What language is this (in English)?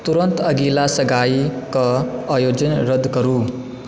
Maithili